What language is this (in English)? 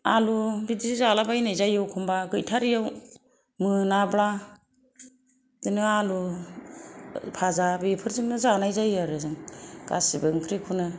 Bodo